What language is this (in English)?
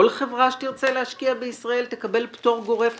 Hebrew